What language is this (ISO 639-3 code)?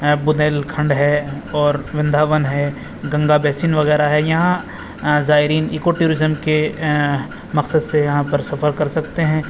urd